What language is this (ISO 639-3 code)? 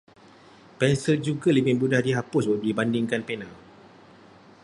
msa